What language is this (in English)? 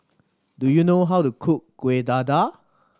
English